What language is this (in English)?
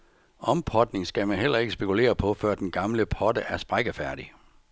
Danish